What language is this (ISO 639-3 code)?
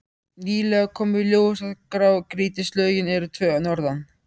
isl